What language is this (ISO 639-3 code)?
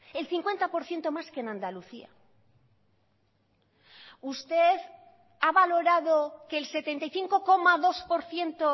spa